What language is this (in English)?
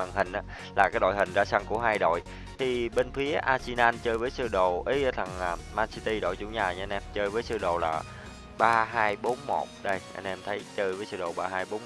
Vietnamese